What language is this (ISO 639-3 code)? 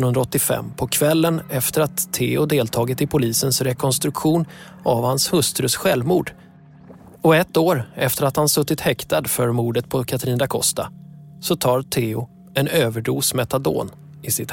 swe